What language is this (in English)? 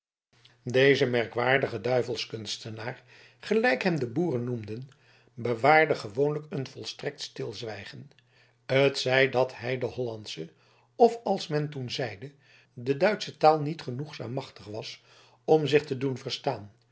Dutch